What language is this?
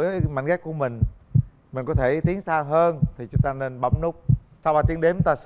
Vietnamese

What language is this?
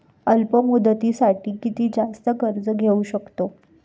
Marathi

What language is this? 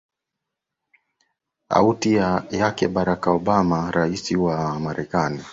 Swahili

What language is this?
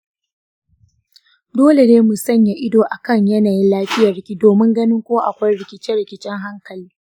Hausa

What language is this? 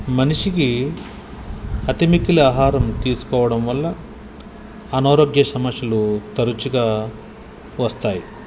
Telugu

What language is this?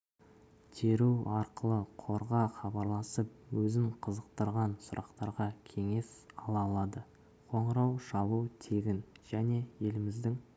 Kazakh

